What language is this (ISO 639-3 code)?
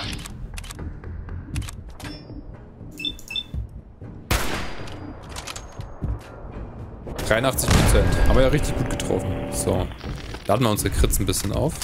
deu